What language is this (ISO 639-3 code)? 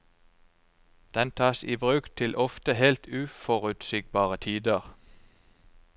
nor